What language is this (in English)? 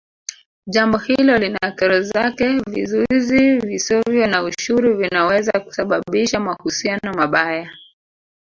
Swahili